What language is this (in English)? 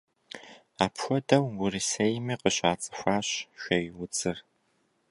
Kabardian